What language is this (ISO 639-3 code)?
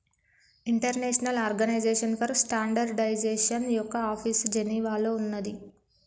tel